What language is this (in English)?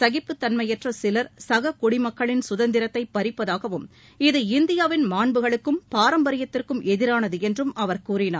Tamil